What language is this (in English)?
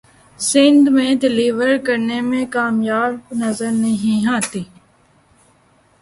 Urdu